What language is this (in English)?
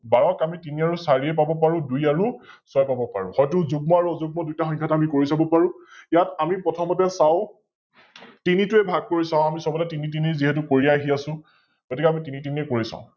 Assamese